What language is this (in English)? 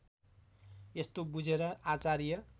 Nepali